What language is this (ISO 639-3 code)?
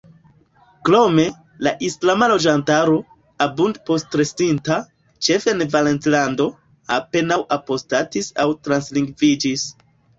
epo